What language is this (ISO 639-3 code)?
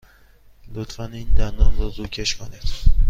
fas